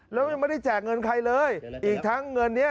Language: Thai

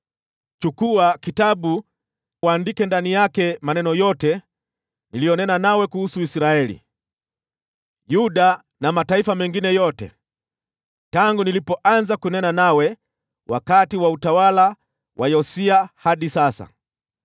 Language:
Swahili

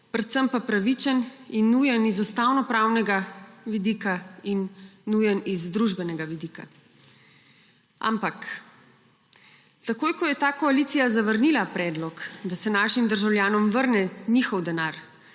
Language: Slovenian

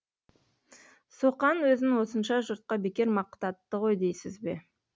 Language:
Kazakh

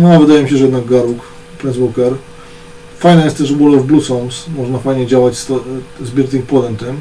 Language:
Polish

